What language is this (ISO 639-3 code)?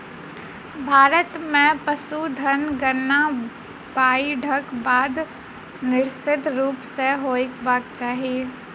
mai